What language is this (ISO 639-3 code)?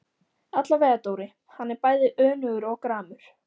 isl